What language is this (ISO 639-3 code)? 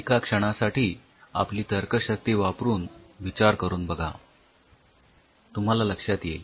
mar